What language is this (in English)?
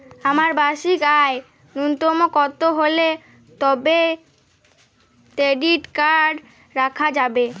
Bangla